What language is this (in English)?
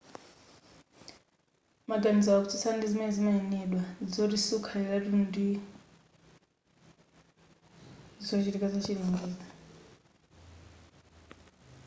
Nyanja